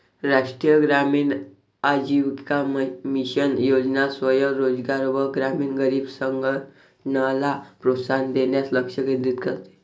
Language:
Marathi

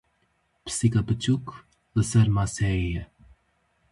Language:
Kurdish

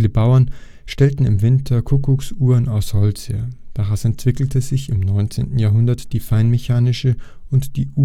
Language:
German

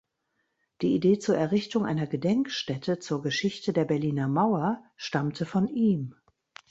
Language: German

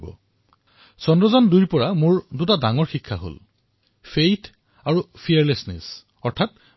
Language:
Assamese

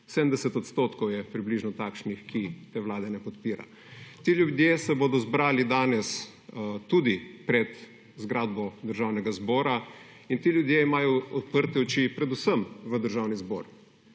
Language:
Slovenian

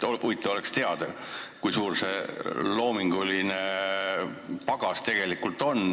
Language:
Estonian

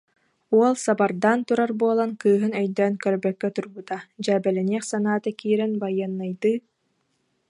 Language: Yakut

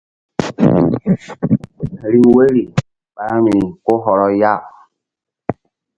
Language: Mbum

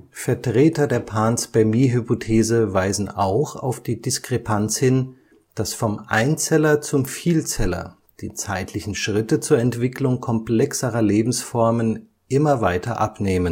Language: German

